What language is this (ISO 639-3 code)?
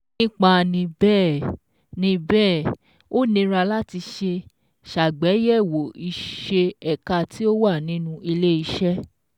yor